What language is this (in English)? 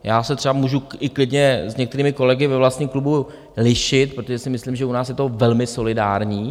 Czech